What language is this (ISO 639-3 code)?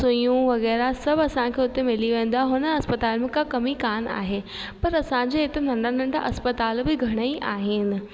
snd